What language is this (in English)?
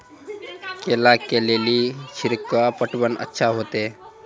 Maithili